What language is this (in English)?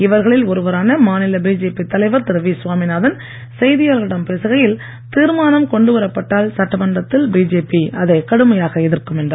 Tamil